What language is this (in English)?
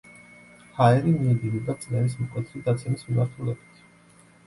Georgian